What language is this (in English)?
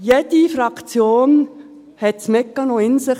Swiss German